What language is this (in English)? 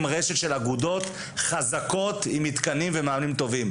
Hebrew